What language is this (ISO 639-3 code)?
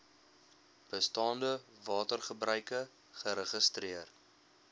afr